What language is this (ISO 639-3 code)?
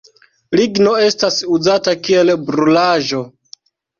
epo